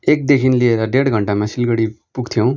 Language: Nepali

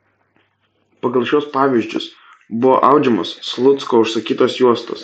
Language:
Lithuanian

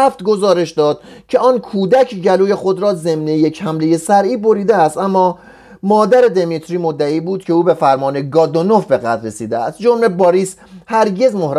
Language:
Persian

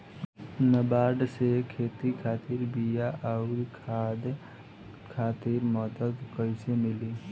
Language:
Bhojpuri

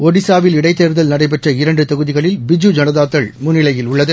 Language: Tamil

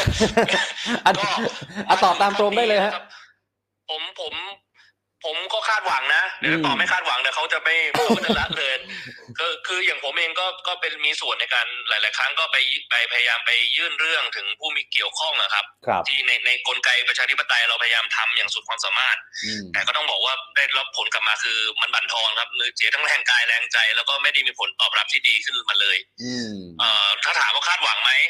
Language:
Thai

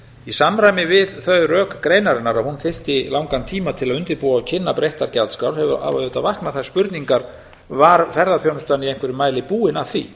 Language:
Icelandic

